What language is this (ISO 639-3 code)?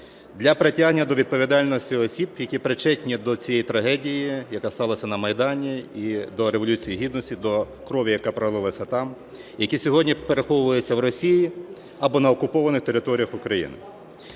ukr